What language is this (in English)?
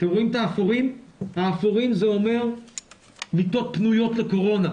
Hebrew